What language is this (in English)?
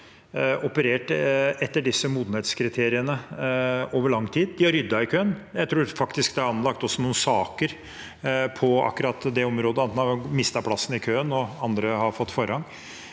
Norwegian